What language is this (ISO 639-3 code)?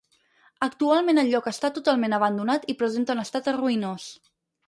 cat